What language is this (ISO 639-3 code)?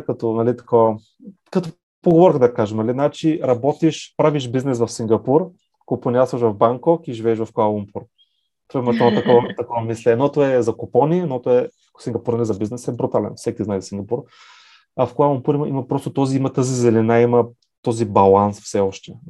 bul